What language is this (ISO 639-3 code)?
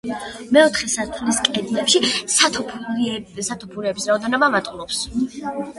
kat